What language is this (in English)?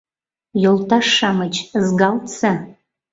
Mari